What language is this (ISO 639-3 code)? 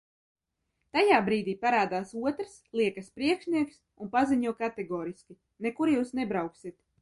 lav